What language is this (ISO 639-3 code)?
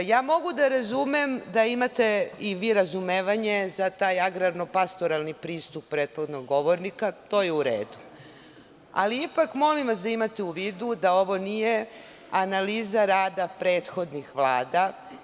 srp